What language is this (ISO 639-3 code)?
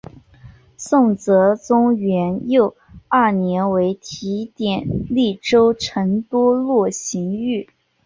zho